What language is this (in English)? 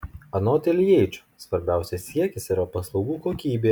Lithuanian